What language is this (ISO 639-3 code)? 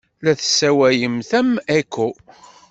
kab